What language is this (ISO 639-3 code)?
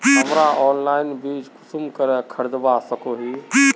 mag